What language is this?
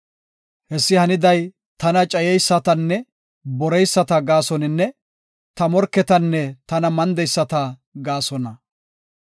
Gofa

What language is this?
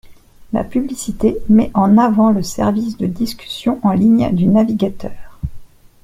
French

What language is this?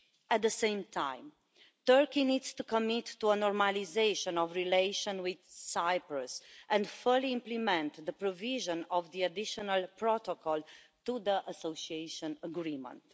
English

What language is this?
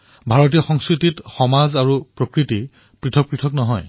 Assamese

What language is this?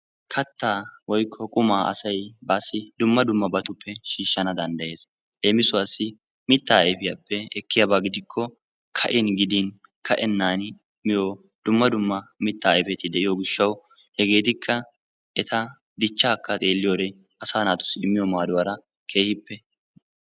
Wolaytta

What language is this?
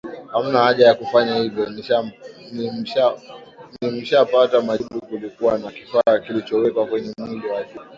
Swahili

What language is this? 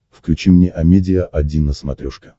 Russian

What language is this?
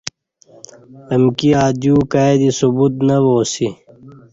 Kati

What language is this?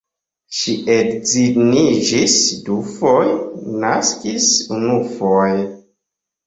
Esperanto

